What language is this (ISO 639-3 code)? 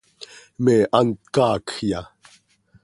sei